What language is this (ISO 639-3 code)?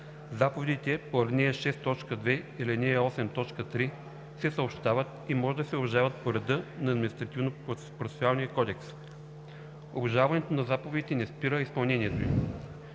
bul